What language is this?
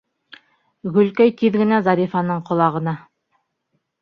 Bashkir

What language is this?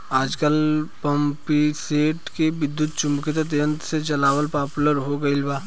Bhojpuri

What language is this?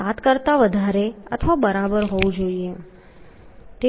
Gujarati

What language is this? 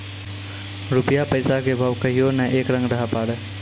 Maithili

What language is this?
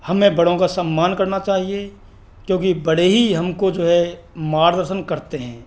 Hindi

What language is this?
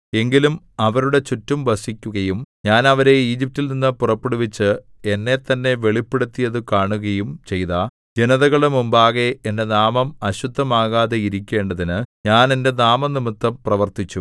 Malayalam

